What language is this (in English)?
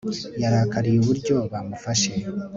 Kinyarwanda